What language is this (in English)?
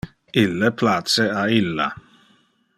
Interlingua